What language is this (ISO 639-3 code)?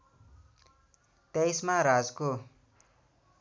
nep